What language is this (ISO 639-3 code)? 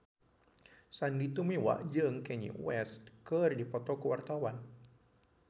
sun